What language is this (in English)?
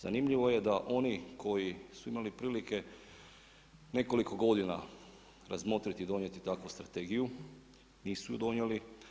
Croatian